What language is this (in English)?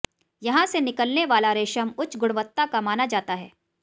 Hindi